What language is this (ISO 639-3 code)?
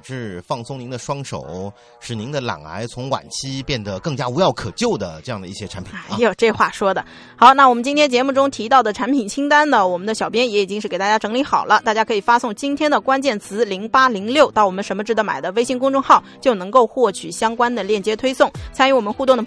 zho